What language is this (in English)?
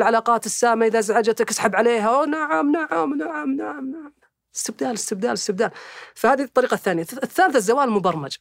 Arabic